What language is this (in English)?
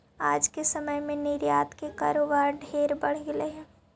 Magahi